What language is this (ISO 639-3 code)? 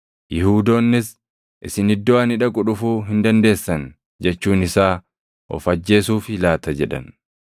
orm